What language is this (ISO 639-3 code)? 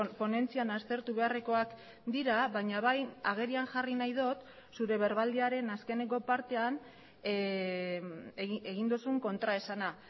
eus